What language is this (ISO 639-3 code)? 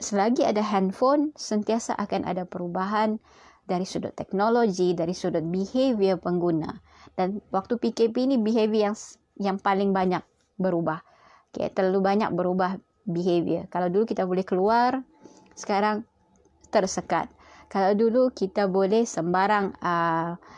msa